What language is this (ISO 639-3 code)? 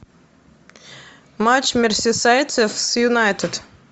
rus